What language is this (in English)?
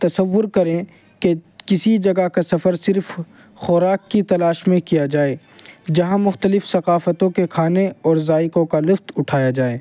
Urdu